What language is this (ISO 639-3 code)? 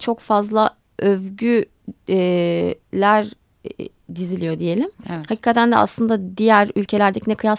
tur